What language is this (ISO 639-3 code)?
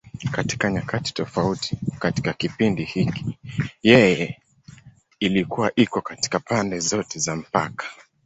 swa